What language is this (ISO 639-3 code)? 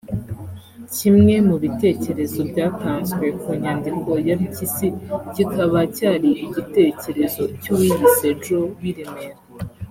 kin